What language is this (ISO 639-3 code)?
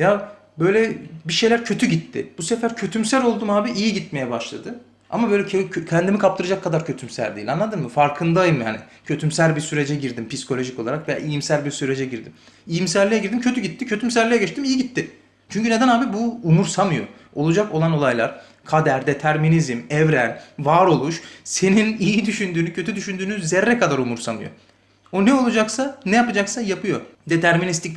tur